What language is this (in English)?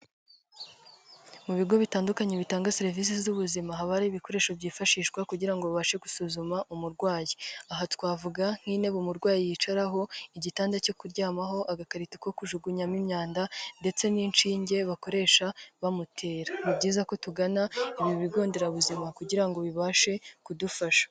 Kinyarwanda